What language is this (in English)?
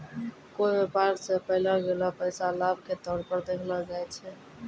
Maithili